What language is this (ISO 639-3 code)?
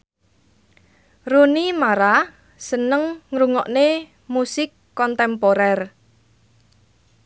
jav